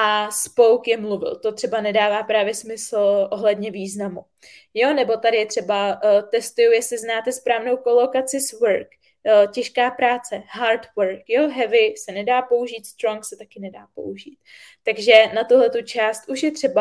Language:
Czech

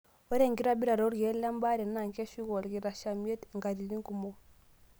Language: Masai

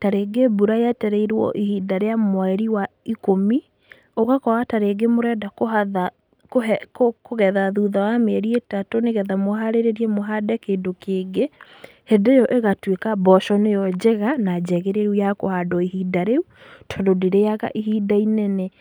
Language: Kikuyu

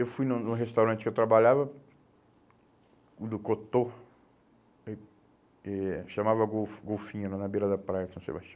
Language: Portuguese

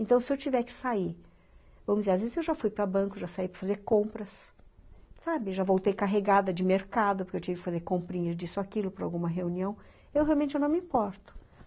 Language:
Portuguese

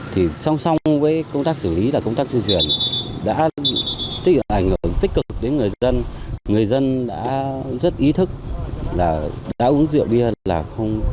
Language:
Vietnamese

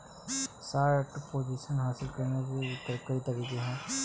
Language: Hindi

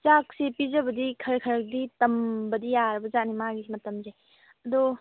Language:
Manipuri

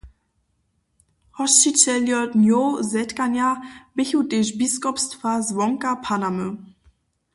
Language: Upper Sorbian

